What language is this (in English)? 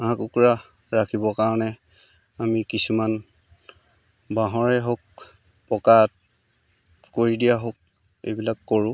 Assamese